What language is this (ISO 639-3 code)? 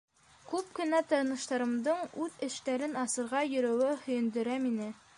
bak